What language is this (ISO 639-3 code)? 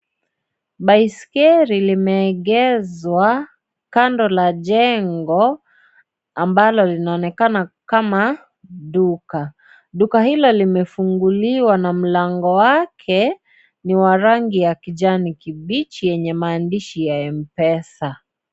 swa